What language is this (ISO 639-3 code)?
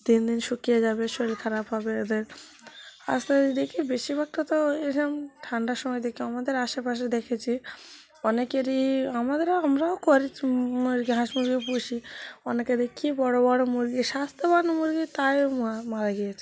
ben